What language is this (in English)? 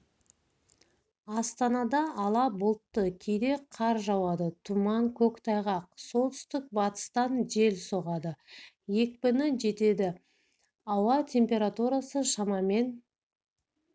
Kazakh